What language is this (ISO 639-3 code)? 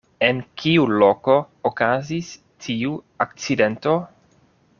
epo